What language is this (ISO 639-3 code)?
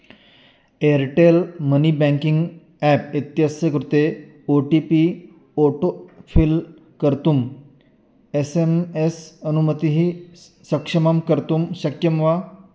san